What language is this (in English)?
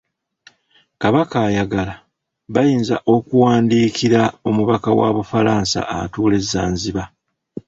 Ganda